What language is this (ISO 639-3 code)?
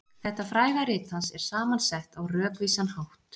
isl